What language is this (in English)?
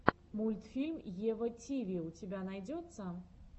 Russian